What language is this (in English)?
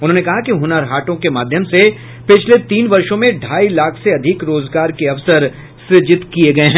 Hindi